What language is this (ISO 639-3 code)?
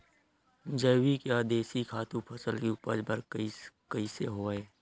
hne